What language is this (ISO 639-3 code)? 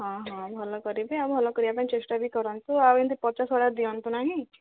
ori